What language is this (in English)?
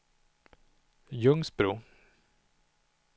Swedish